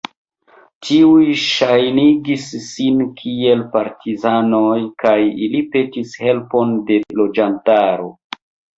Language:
Esperanto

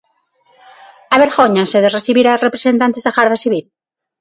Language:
Galician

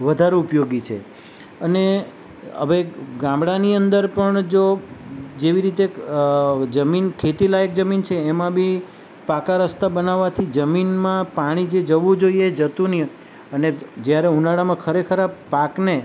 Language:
Gujarati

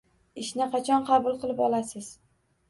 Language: Uzbek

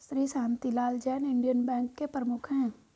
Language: Hindi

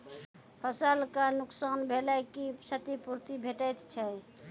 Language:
Maithili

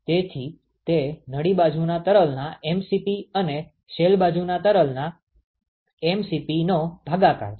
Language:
Gujarati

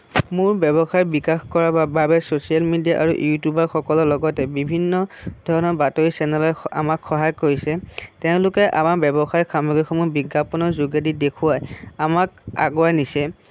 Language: Assamese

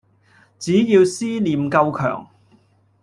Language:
Cantonese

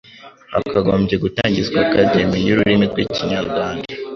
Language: Kinyarwanda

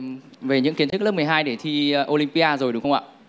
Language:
Vietnamese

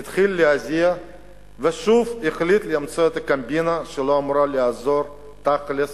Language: Hebrew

